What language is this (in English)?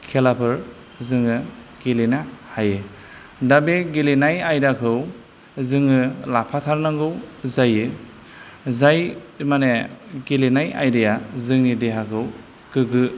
Bodo